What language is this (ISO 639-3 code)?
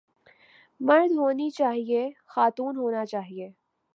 urd